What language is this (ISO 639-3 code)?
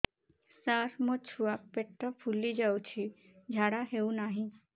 ori